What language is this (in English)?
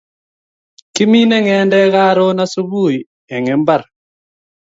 Kalenjin